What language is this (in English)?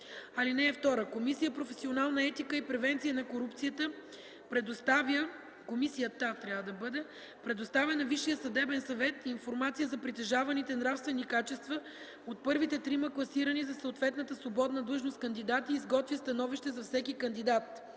Bulgarian